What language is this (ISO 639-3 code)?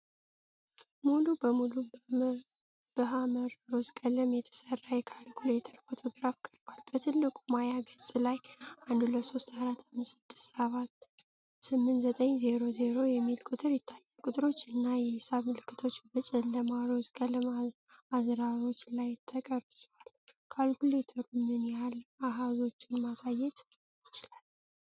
amh